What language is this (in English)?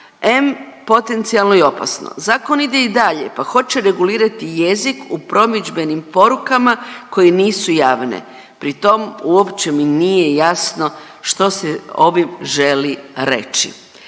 Croatian